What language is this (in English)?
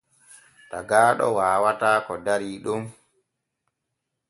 Borgu Fulfulde